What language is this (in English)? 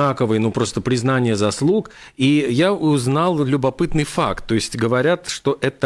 Russian